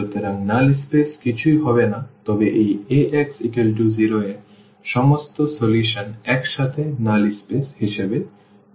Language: Bangla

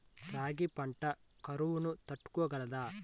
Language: Telugu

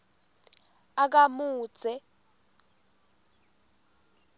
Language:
Swati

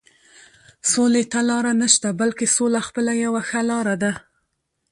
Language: Pashto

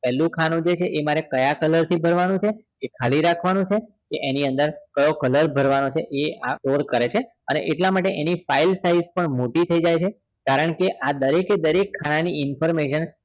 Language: Gujarati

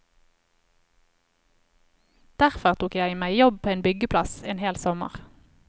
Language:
Norwegian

